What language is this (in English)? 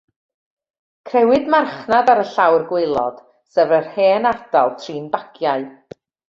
Welsh